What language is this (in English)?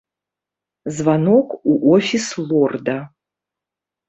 Belarusian